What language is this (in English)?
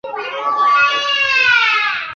Chinese